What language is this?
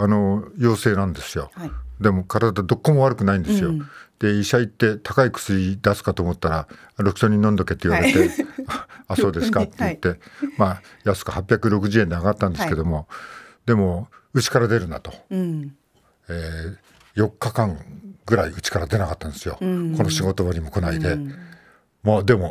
Japanese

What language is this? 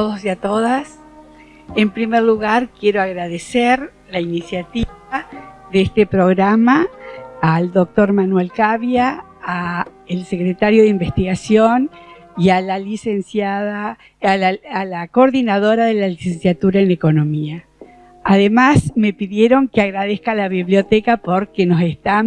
Spanish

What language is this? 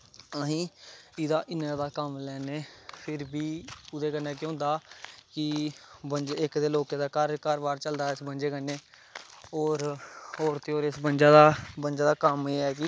Dogri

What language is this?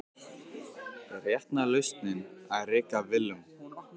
Icelandic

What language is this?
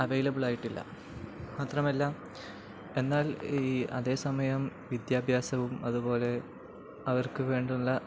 Malayalam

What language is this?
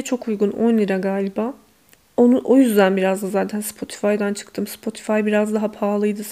Turkish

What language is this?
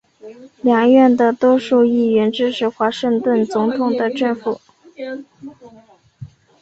Chinese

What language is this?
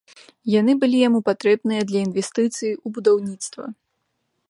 Belarusian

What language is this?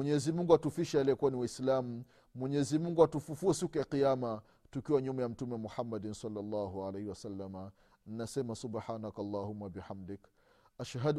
Swahili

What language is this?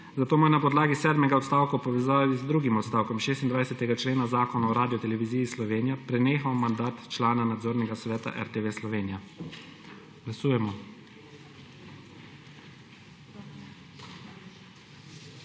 Slovenian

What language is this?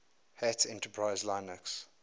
English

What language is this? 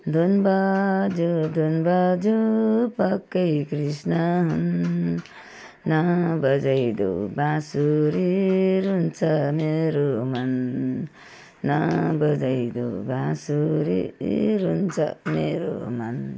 Nepali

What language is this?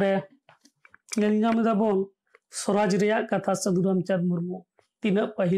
Bangla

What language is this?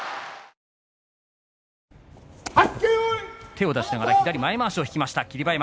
Japanese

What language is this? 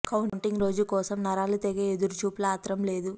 Telugu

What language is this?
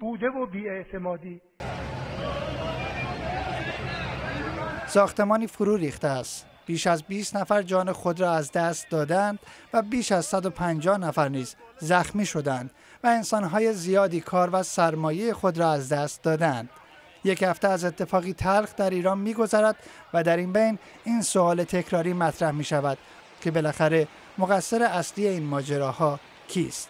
Persian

